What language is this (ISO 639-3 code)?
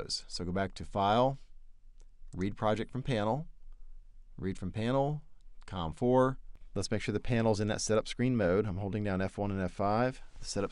eng